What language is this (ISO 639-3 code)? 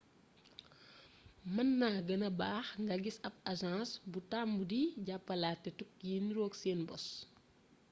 wol